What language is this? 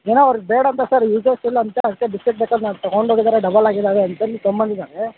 Kannada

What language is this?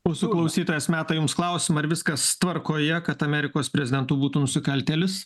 Lithuanian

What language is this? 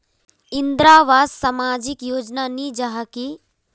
Magahi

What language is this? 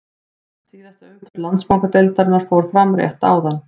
Icelandic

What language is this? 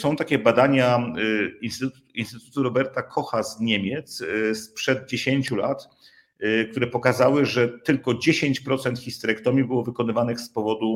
Polish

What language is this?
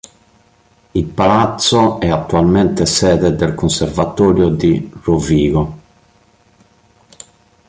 Italian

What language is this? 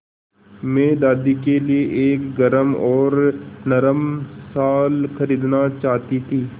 Hindi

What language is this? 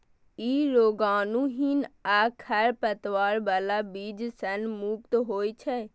Maithili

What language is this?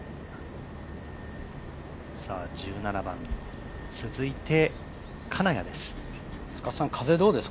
Japanese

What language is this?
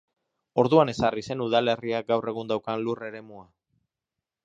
Basque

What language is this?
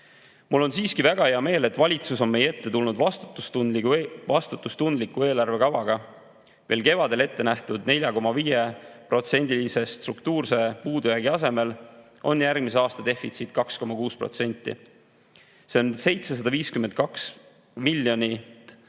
Estonian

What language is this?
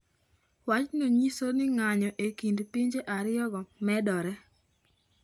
Luo (Kenya and Tanzania)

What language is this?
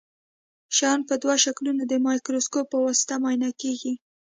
Pashto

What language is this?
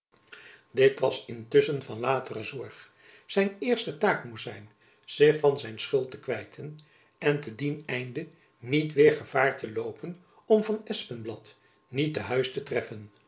Dutch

